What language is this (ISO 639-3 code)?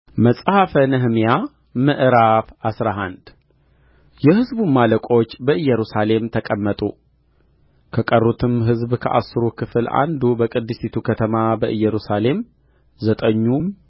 amh